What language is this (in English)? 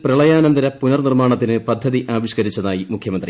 Malayalam